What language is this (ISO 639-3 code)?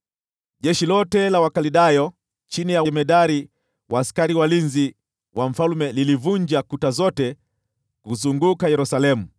swa